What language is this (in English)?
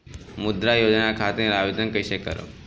Bhojpuri